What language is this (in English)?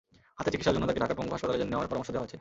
Bangla